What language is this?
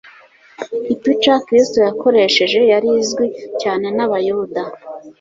Kinyarwanda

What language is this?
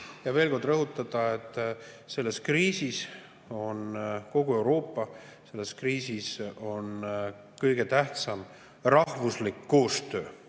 Estonian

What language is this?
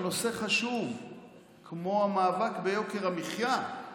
Hebrew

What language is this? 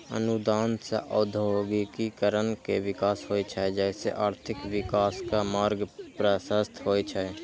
Maithili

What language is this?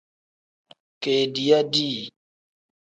Tem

